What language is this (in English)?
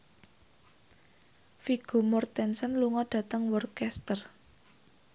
Javanese